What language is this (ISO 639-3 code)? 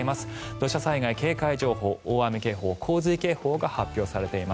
jpn